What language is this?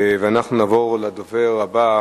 Hebrew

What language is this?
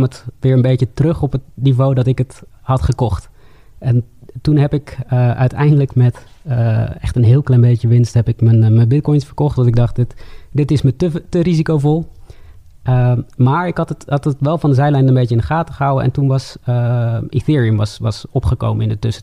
Dutch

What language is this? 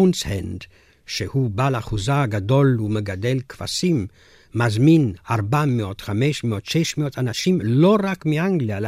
Hebrew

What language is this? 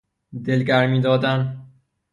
Persian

